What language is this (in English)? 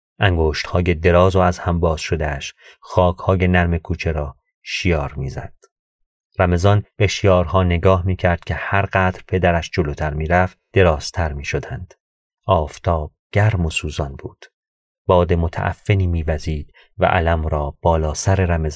Persian